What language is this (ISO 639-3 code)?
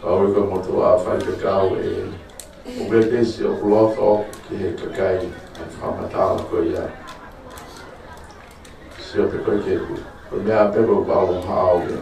spa